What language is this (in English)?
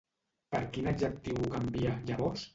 Catalan